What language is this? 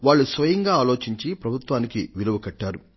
Telugu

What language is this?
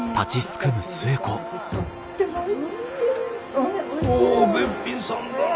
Japanese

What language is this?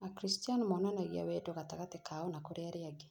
Kikuyu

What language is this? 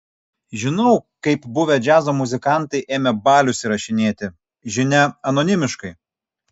Lithuanian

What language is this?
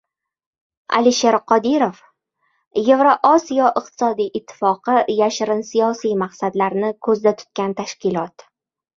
Uzbek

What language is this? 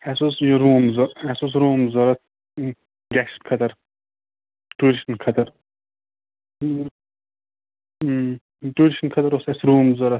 Kashmiri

